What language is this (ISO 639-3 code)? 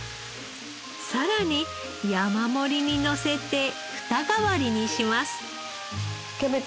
jpn